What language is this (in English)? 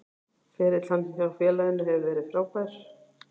Icelandic